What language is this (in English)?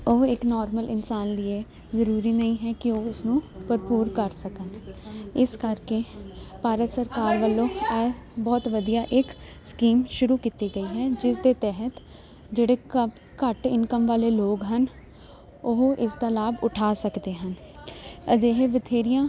Punjabi